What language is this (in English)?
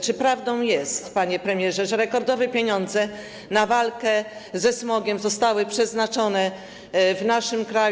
Polish